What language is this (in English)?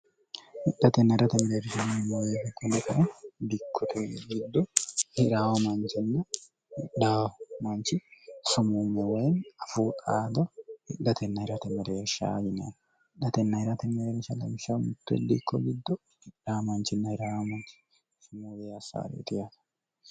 Sidamo